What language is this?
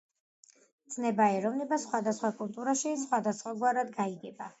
Georgian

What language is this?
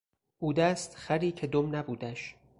Persian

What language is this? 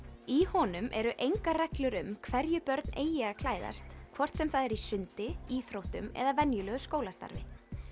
Icelandic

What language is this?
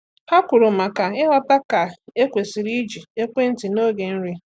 Igbo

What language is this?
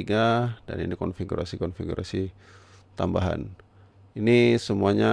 Indonesian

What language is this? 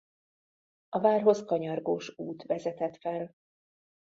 Hungarian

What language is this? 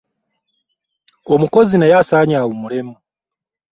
Ganda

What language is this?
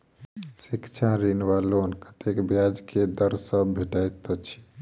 Maithili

